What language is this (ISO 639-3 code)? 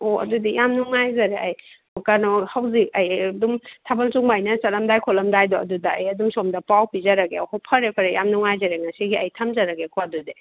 mni